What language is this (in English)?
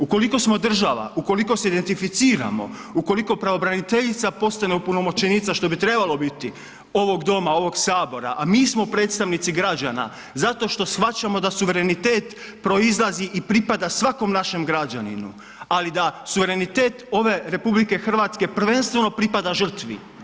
Croatian